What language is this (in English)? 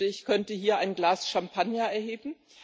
German